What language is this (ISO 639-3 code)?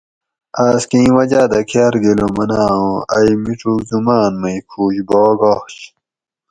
gwc